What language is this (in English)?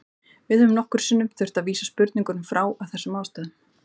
Icelandic